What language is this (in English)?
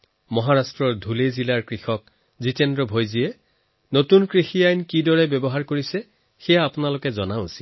Assamese